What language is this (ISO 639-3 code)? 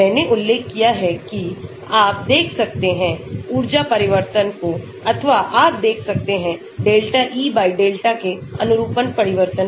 hin